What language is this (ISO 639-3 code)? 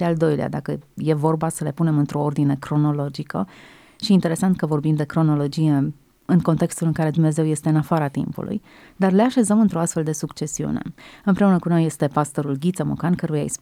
ron